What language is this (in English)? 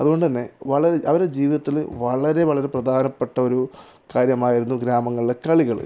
Malayalam